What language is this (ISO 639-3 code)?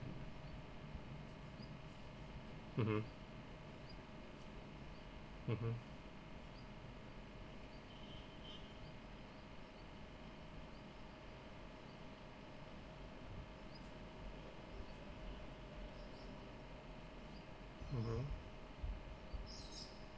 eng